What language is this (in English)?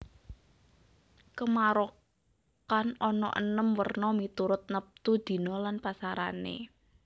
Javanese